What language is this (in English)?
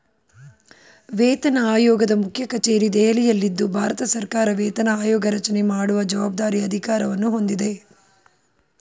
Kannada